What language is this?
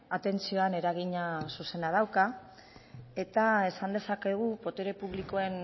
Basque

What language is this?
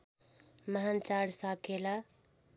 Nepali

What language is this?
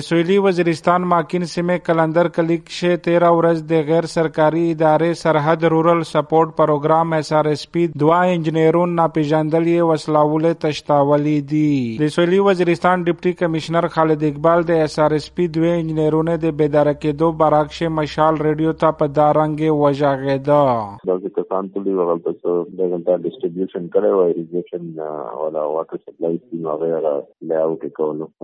Urdu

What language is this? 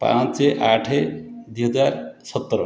Odia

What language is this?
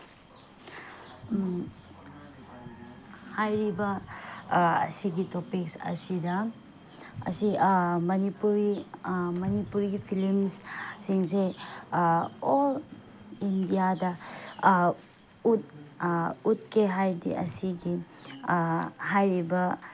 Manipuri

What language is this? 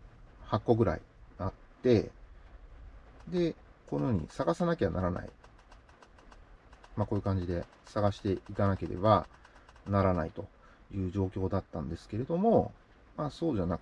Japanese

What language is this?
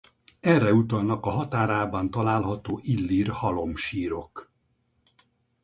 Hungarian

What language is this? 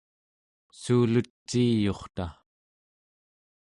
Central Yupik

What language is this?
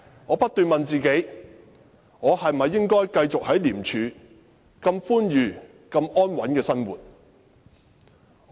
Cantonese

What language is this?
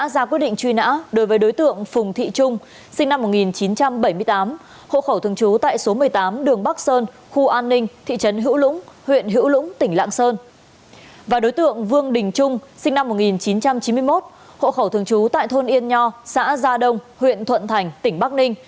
Vietnamese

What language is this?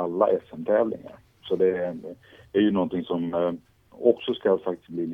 Swedish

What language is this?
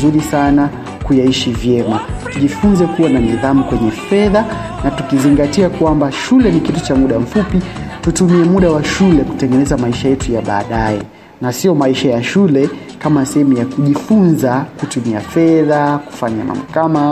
Swahili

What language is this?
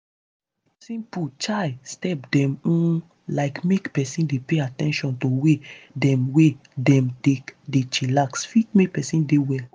Nigerian Pidgin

